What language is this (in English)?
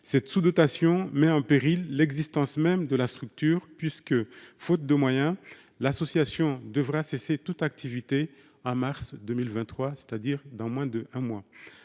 French